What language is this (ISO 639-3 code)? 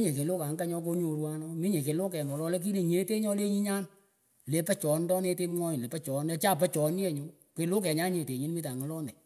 pko